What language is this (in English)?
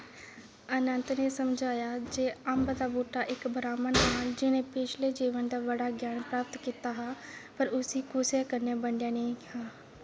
Dogri